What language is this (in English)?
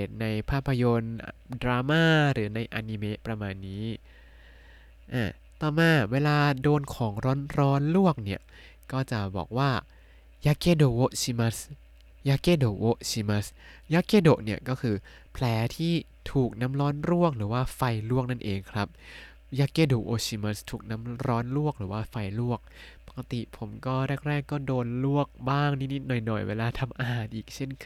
Thai